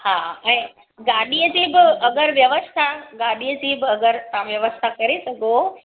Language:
Sindhi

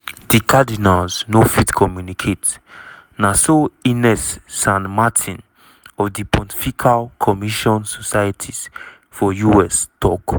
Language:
Nigerian Pidgin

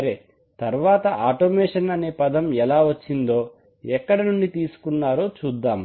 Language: Telugu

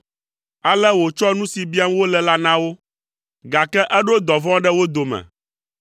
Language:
Ewe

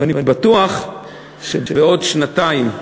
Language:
Hebrew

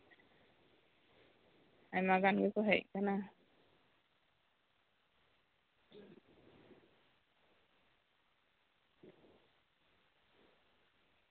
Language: Santali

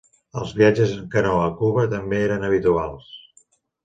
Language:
Catalan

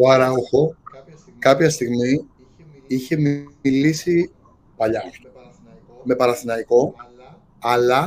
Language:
Greek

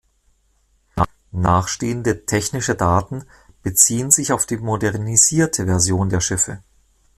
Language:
German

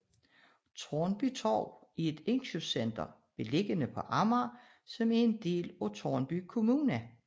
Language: Danish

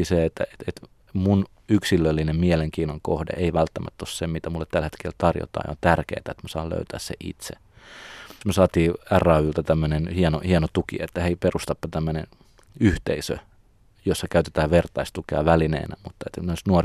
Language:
Finnish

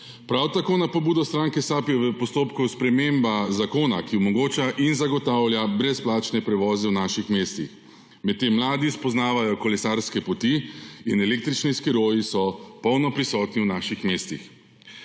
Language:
Slovenian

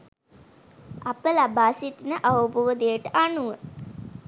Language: Sinhala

